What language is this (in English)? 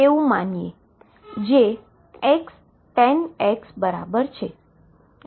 Gujarati